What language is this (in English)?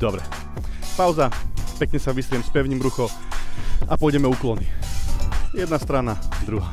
Slovak